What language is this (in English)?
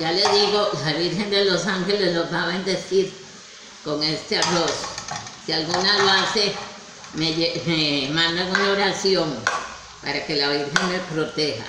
Spanish